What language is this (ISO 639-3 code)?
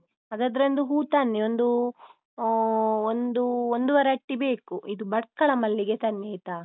kan